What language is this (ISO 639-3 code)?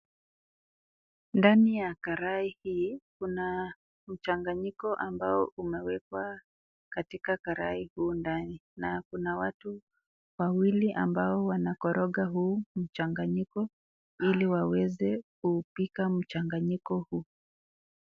swa